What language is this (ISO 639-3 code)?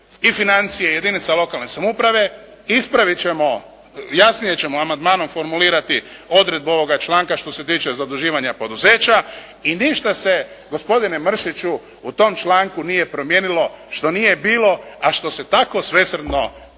hrv